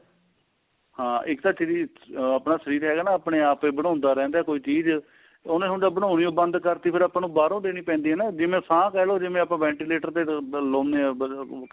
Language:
Punjabi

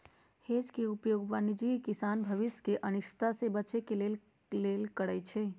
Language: Magahi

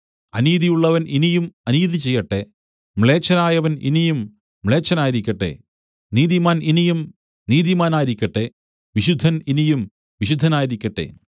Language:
Malayalam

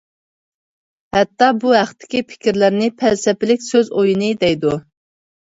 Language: Uyghur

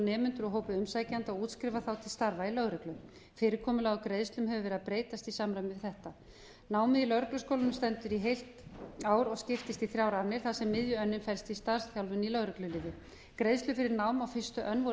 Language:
Icelandic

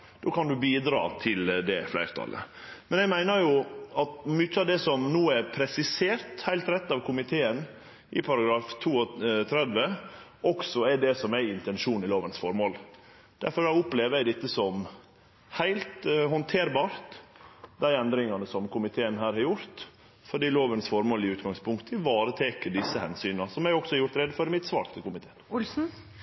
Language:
Norwegian Nynorsk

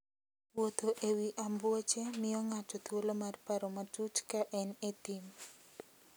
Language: Luo (Kenya and Tanzania)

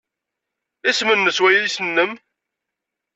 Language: Kabyle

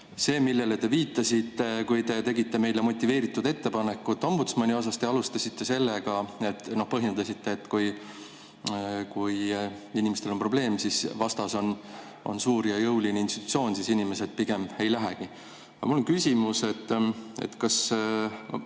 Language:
Estonian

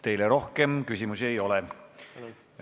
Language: Estonian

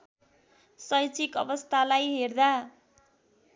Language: Nepali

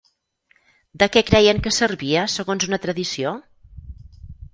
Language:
Catalan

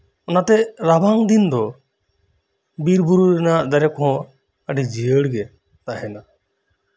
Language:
Santali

